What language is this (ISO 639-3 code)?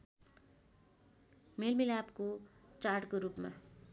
nep